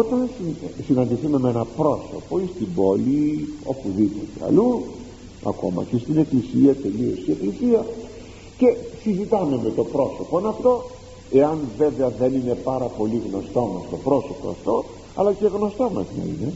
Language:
Greek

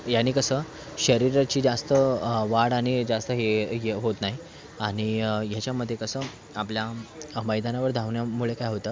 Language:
Marathi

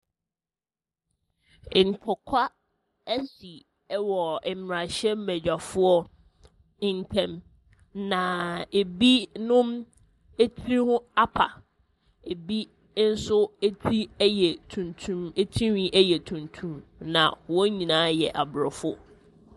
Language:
Akan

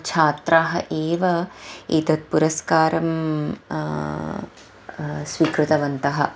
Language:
Sanskrit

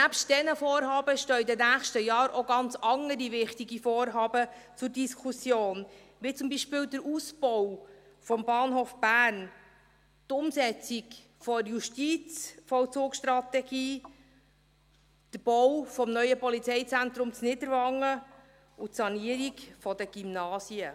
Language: Swiss German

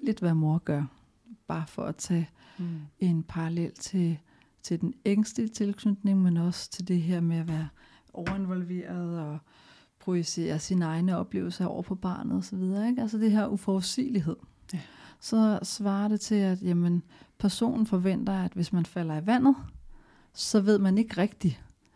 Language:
Danish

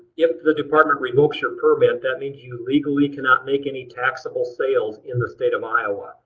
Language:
English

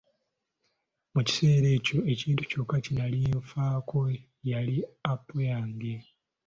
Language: Ganda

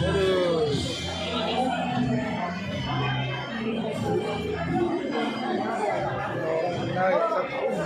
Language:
Indonesian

